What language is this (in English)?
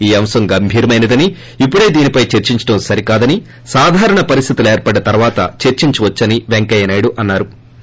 Telugu